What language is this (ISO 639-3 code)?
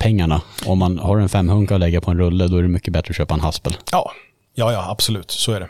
swe